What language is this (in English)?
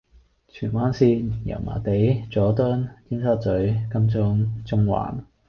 Cantonese